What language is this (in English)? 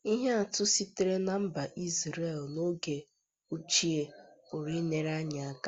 Igbo